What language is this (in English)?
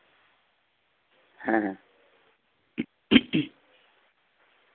Santali